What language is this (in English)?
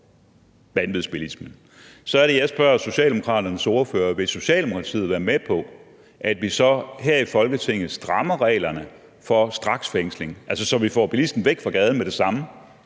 Danish